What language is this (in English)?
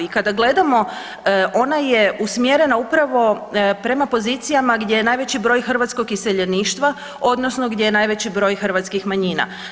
Croatian